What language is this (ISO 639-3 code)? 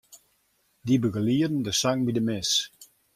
fry